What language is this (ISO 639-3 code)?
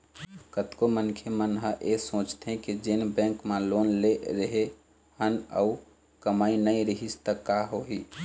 hne